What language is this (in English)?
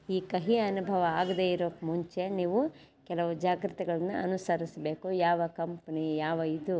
Kannada